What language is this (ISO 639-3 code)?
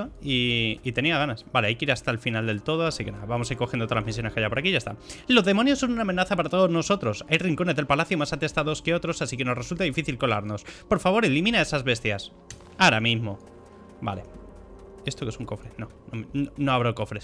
spa